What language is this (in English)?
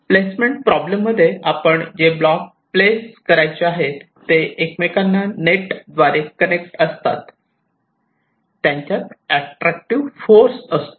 Marathi